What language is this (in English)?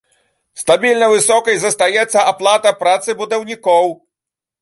Belarusian